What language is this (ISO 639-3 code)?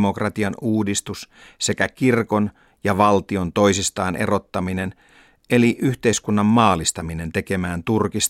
fin